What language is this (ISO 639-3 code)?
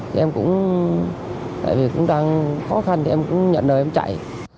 vie